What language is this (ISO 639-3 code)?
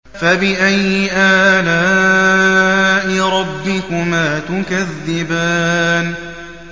ara